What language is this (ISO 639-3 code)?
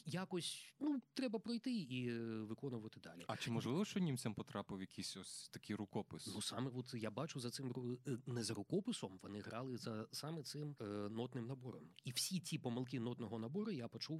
ukr